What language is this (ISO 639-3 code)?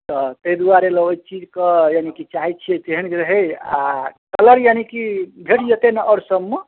mai